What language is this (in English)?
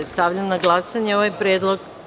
Serbian